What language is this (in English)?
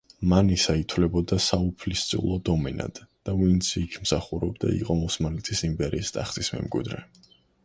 Georgian